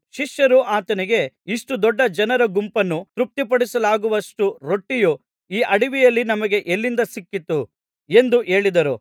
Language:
Kannada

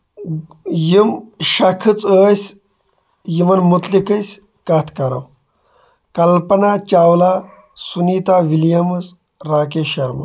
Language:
Kashmiri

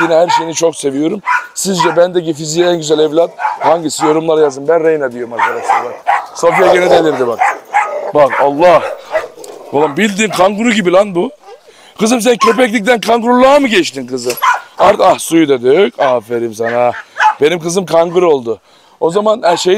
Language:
Turkish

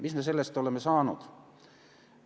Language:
Estonian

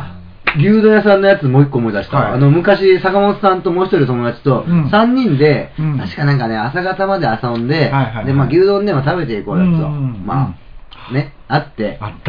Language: Japanese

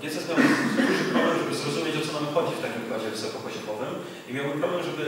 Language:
Polish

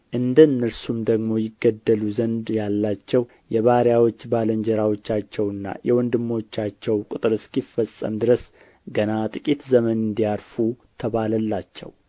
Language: Amharic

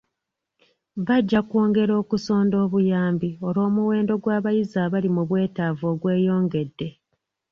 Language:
Ganda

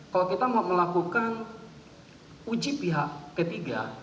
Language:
Indonesian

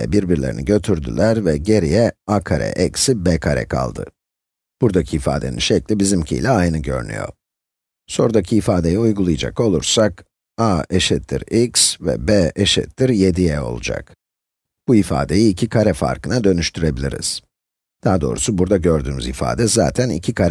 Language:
Turkish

